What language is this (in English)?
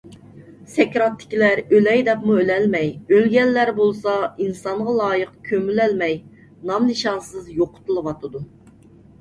Uyghur